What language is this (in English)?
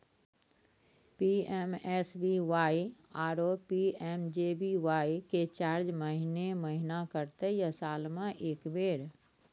Maithili